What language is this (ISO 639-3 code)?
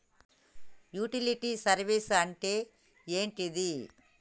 tel